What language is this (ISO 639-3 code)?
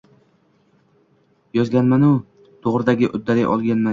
uzb